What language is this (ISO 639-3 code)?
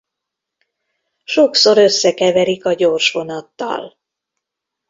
hun